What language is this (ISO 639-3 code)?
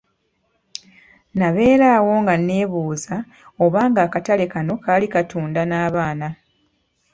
lug